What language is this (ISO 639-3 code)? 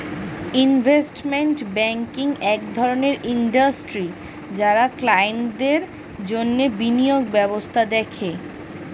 ben